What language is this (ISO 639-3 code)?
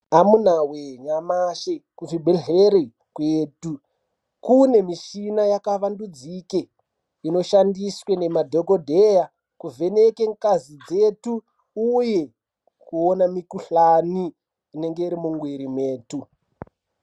ndc